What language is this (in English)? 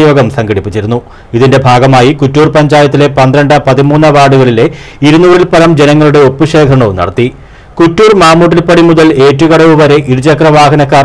Malayalam